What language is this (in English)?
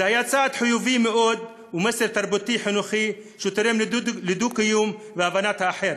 Hebrew